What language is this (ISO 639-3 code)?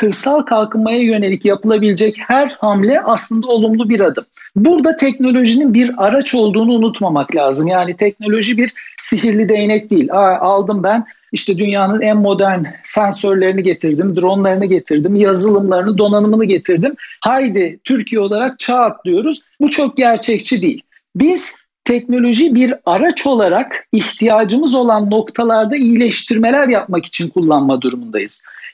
tur